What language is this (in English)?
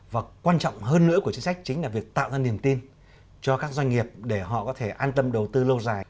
Vietnamese